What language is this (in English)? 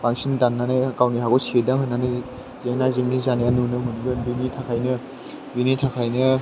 Bodo